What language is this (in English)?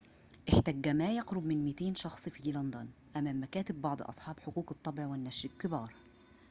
Arabic